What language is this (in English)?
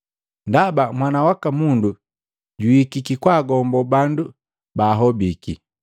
Matengo